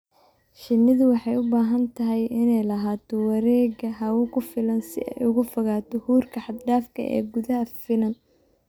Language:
Somali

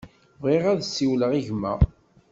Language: Kabyle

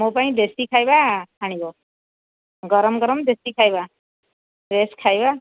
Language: Odia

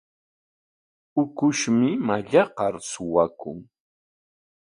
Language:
Corongo Ancash Quechua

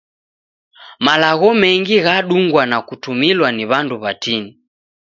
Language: Taita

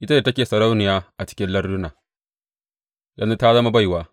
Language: Hausa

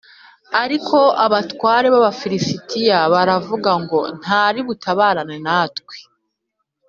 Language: Kinyarwanda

